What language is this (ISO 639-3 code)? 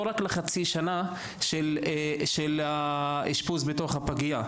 heb